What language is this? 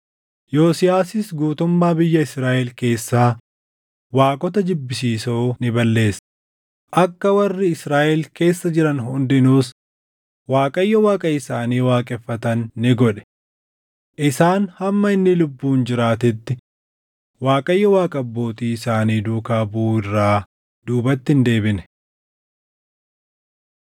Oromo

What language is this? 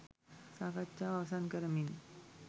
Sinhala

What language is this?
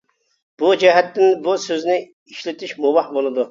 Uyghur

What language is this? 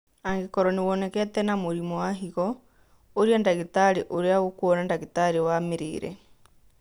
Kikuyu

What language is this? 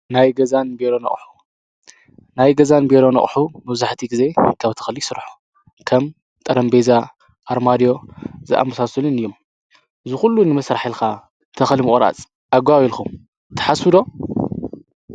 Tigrinya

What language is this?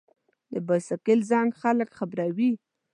Pashto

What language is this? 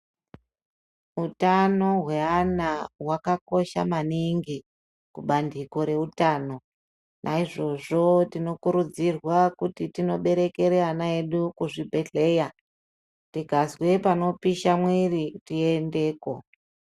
Ndau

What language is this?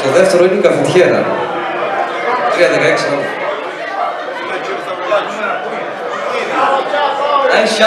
Greek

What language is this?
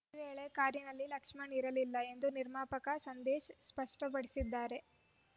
Kannada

